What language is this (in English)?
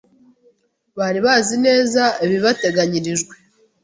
Kinyarwanda